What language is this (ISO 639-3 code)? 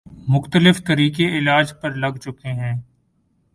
urd